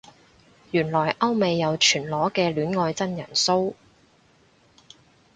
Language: Cantonese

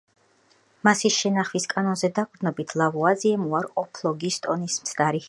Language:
Georgian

